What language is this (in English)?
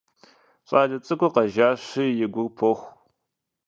Kabardian